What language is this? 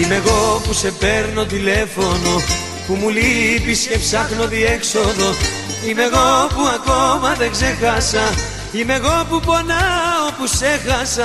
Greek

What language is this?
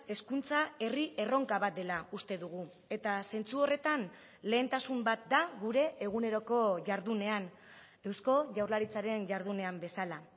Basque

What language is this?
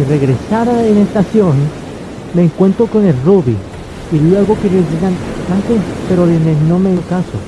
Spanish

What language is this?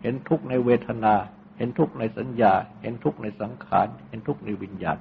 Thai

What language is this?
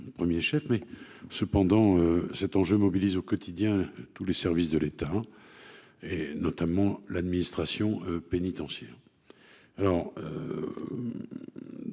French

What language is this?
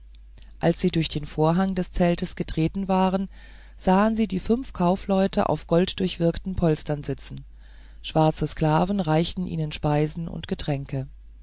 German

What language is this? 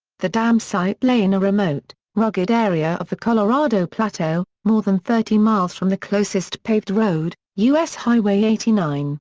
English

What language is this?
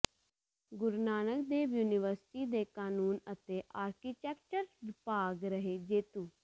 Punjabi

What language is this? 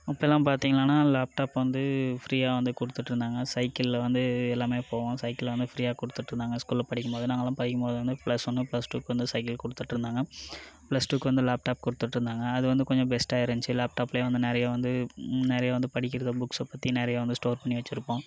Tamil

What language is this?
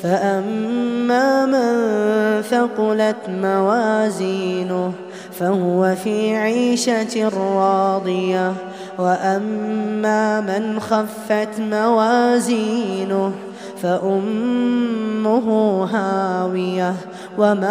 Arabic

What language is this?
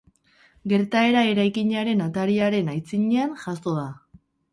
Basque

